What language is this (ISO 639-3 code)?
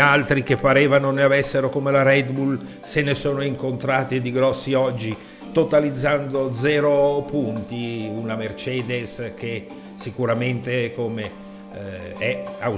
ita